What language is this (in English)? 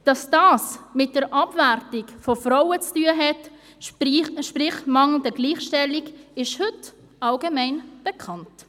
Swiss German